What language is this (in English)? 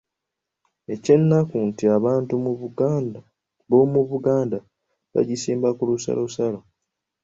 Ganda